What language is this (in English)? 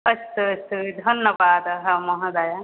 Sanskrit